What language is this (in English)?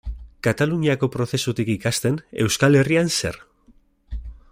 Basque